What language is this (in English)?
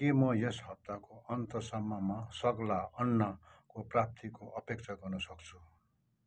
Nepali